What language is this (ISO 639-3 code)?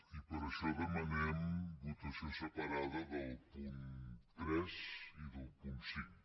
cat